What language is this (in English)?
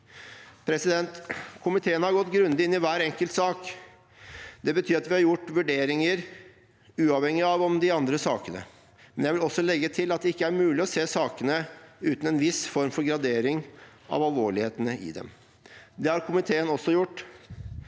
Norwegian